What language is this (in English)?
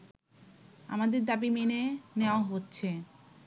Bangla